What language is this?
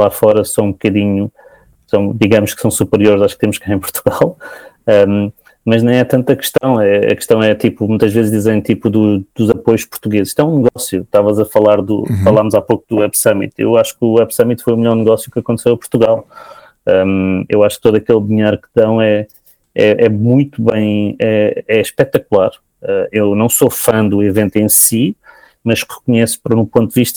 Portuguese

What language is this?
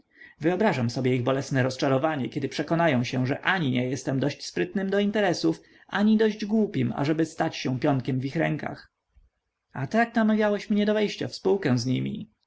Polish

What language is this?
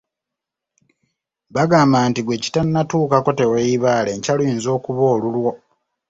Ganda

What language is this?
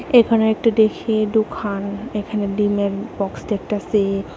Bangla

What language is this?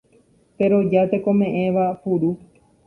Guarani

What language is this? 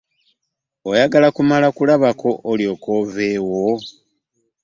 Ganda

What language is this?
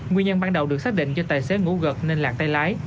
Vietnamese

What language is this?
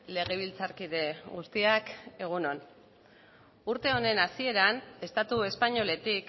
Basque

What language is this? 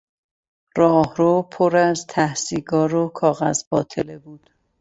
Persian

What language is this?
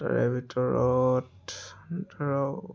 Assamese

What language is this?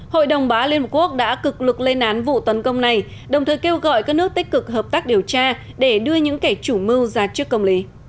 Vietnamese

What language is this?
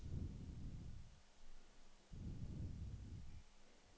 Danish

